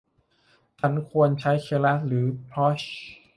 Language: Thai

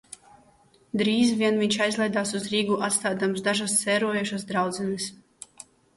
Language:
Latvian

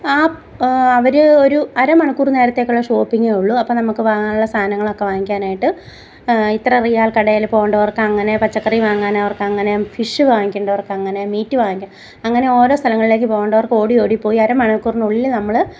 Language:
Malayalam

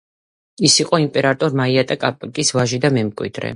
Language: Georgian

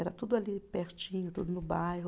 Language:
Portuguese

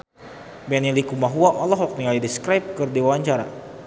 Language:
Sundanese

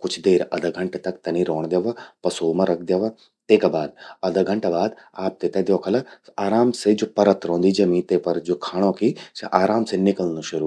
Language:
Garhwali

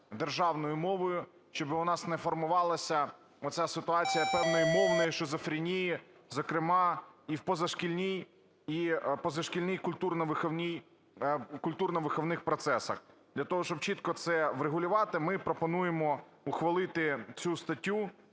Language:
Ukrainian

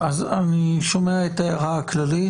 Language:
Hebrew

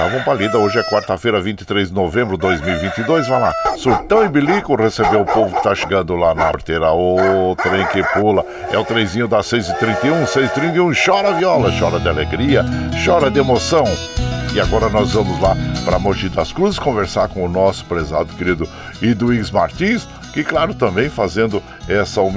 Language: Portuguese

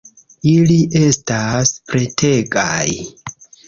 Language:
Esperanto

